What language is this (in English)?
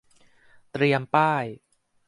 Thai